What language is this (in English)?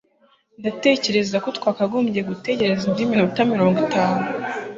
Kinyarwanda